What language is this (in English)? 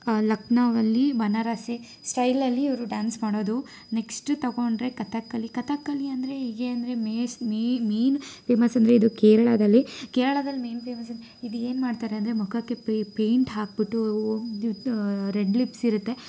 Kannada